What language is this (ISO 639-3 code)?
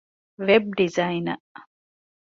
div